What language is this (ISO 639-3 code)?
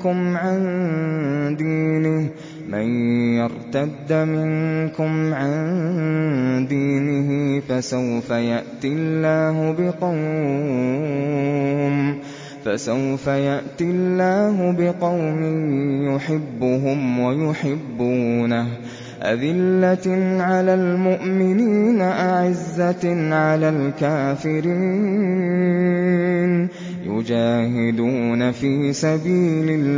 ara